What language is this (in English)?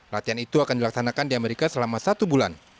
Indonesian